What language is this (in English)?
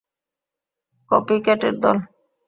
Bangla